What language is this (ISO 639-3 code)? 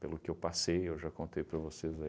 por